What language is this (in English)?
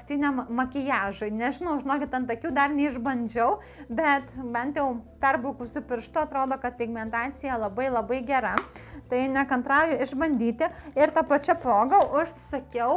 Lithuanian